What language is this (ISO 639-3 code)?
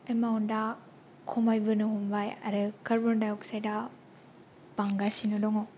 brx